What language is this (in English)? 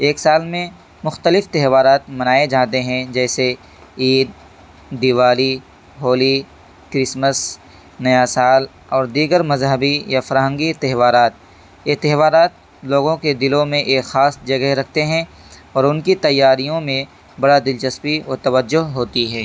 Urdu